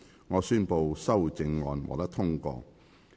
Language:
Cantonese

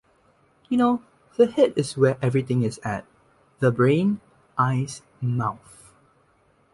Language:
English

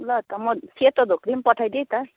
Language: Nepali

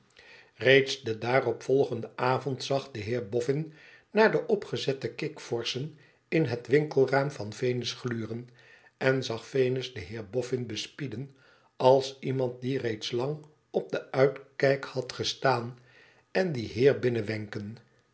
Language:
Dutch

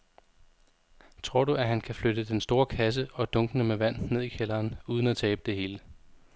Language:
Danish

